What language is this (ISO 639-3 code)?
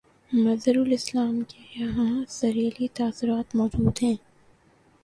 urd